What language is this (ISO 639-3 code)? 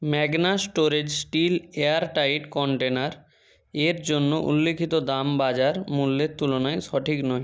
ben